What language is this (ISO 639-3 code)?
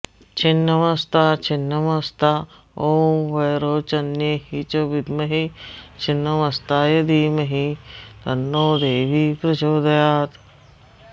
san